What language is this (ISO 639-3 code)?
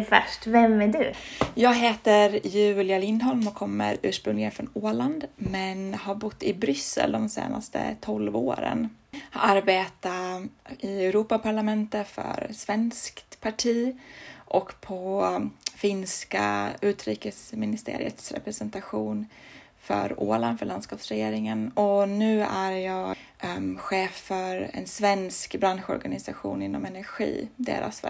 swe